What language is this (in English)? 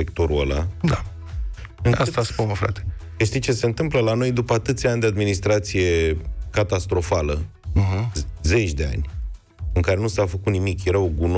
Romanian